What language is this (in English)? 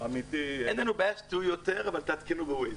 Hebrew